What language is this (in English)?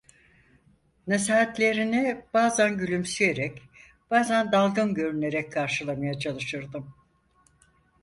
Turkish